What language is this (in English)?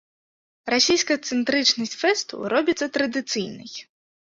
Belarusian